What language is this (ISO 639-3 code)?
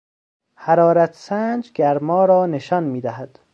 fas